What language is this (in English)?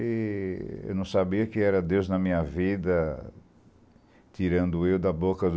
Portuguese